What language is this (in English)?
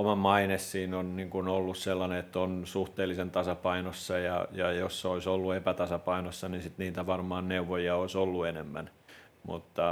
Finnish